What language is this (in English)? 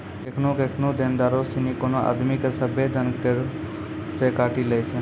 Maithili